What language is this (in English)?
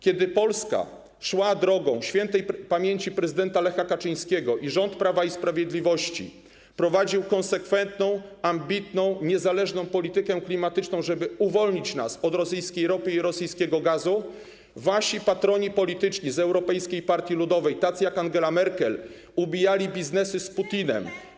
Polish